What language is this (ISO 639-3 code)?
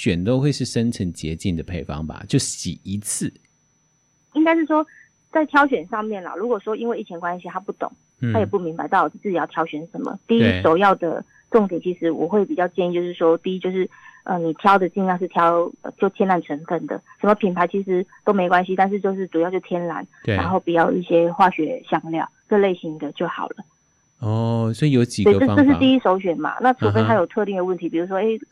zho